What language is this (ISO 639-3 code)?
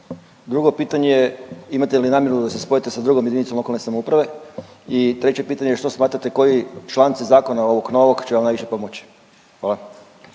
hrv